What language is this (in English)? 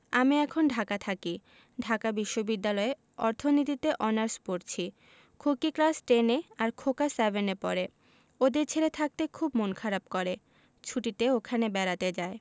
Bangla